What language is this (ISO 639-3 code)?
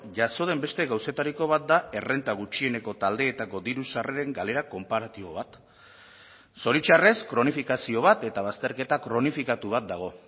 eus